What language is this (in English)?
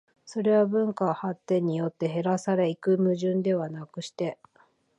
Japanese